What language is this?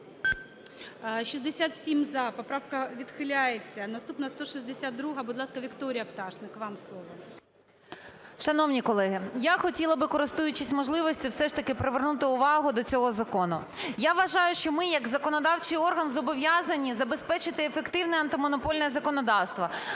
Ukrainian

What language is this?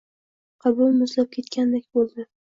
Uzbek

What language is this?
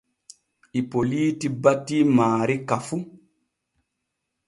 Borgu Fulfulde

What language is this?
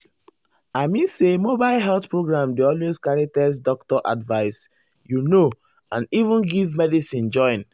Nigerian Pidgin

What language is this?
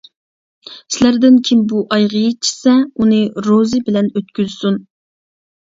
Uyghur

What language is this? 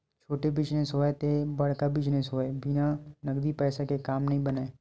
Chhattisgarhi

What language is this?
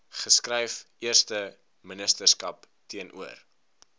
Afrikaans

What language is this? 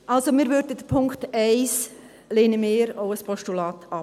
Swiss German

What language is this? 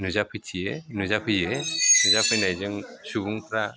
Bodo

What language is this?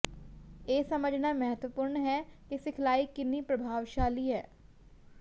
Punjabi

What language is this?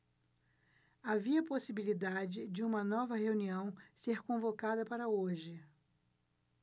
Portuguese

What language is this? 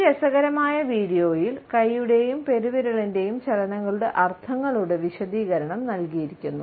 Malayalam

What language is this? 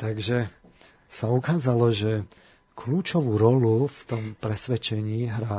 Slovak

